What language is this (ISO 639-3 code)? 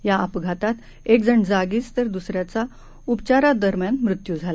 mar